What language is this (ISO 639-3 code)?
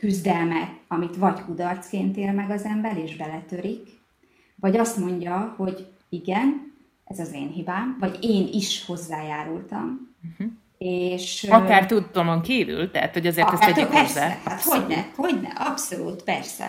hun